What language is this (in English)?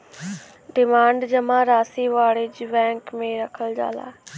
Bhojpuri